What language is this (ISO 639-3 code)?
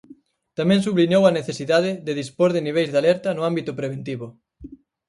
glg